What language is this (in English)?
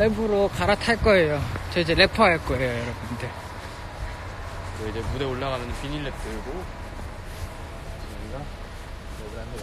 Korean